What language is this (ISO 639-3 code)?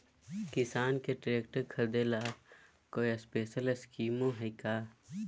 mag